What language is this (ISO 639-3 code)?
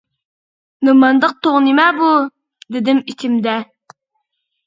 uig